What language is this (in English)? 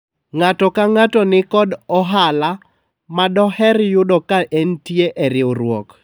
Luo (Kenya and Tanzania)